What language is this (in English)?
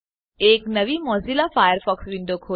Gujarati